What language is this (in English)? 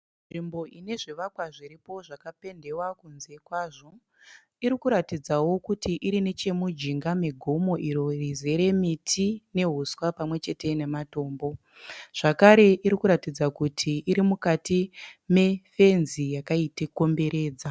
Shona